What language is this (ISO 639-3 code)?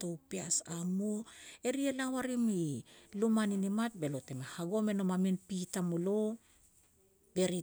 pex